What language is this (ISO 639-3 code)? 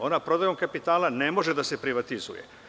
srp